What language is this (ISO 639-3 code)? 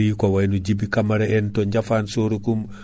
ful